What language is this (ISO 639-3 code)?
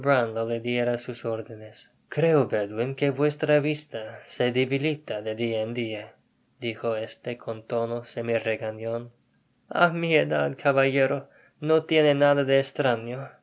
spa